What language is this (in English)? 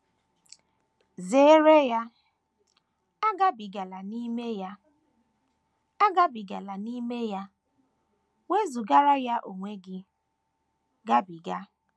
Igbo